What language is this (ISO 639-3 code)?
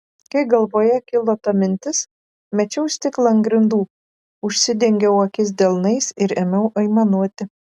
lit